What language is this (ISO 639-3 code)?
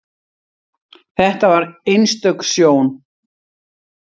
isl